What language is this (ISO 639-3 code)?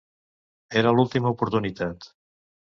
cat